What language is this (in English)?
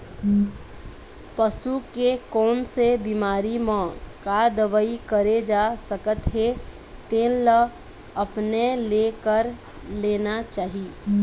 Chhattisgarhi